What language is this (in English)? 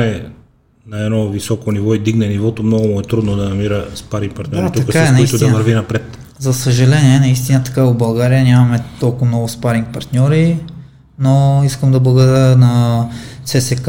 Bulgarian